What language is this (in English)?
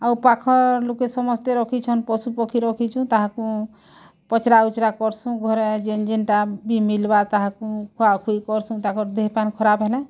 Odia